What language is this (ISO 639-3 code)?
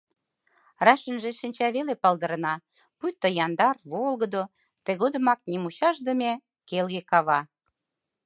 chm